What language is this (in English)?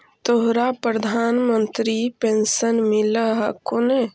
Magahi